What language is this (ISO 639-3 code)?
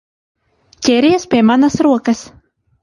lav